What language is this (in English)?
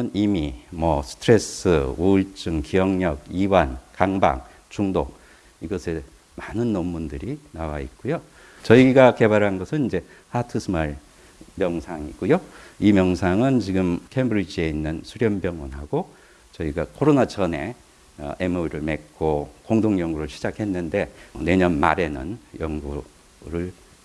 Korean